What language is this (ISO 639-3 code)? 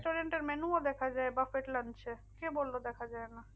ben